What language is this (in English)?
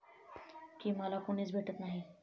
Marathi